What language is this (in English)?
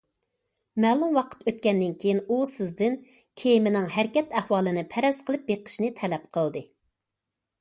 Uyghur